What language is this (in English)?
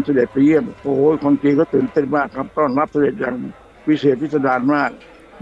Thai